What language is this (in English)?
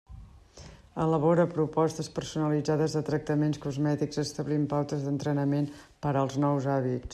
Catalan